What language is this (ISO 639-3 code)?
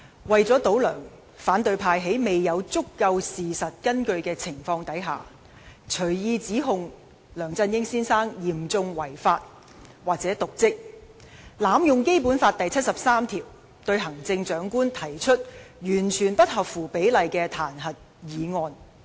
yue